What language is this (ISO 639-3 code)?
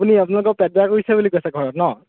asm